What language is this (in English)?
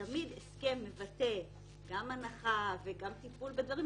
Hebrew